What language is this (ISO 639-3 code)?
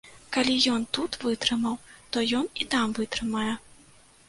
bel